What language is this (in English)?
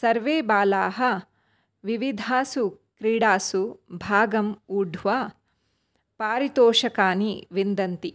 Sanskrit